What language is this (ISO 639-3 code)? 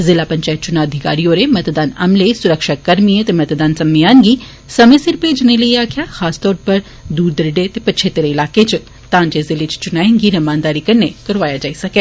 doi